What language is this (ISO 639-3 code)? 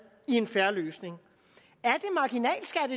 dan